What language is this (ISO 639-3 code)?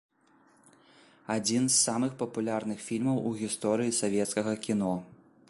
bel